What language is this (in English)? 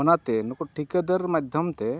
Santali